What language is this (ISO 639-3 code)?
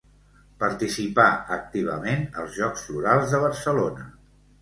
cat